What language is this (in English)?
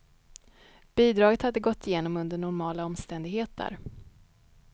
Swedish